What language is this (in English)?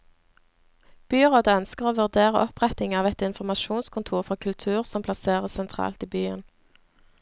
Norwegian